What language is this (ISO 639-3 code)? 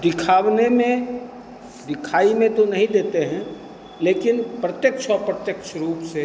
hin